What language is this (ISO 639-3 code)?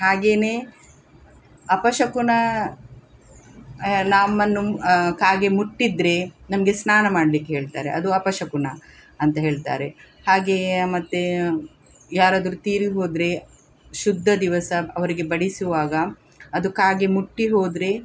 kan